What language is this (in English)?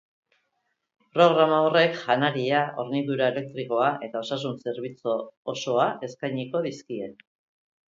Basque